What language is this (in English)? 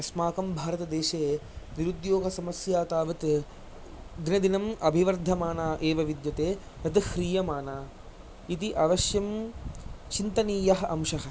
Sanskrit